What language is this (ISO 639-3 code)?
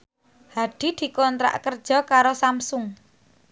jav